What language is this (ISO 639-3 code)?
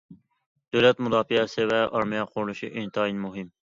uig